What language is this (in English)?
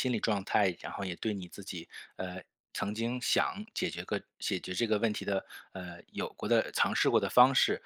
Chinese